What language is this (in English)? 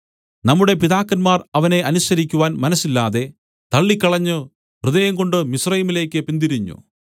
Malayalam